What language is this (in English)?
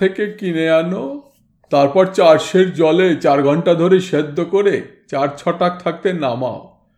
Bangla